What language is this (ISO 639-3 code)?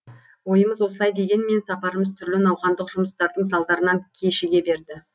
kaz